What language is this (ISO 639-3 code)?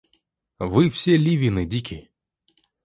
rus